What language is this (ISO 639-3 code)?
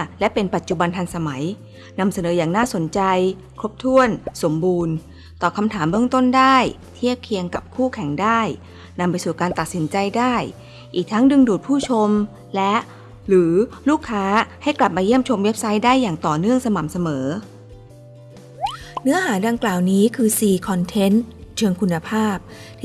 tha